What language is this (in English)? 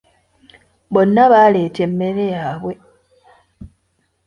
Ganda